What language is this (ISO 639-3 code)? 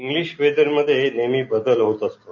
mar